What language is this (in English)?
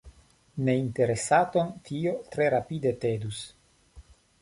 Esperanto